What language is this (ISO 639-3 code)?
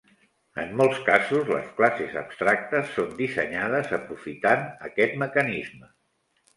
cat